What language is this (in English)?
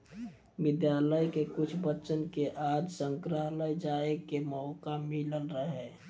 Bhojpuri